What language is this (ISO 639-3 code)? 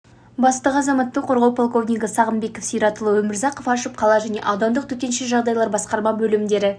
kaz